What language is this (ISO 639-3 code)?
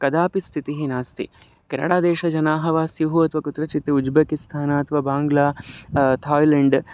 san